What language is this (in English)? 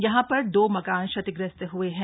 Hindi